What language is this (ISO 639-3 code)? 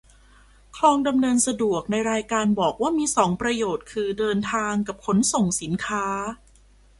tha